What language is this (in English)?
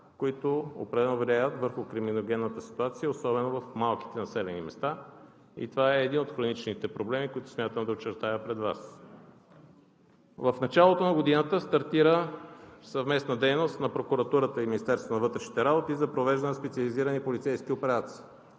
Bulgarian